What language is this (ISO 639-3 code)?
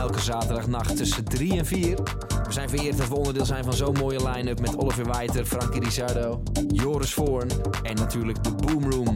nld